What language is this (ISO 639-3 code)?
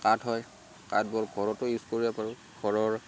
asm